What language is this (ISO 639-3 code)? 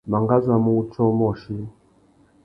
bag